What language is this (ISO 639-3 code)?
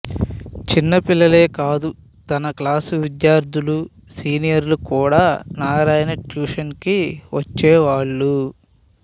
tel